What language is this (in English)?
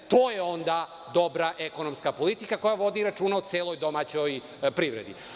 Serbian